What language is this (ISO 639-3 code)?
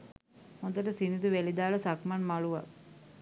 sin